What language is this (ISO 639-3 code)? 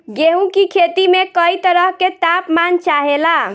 bho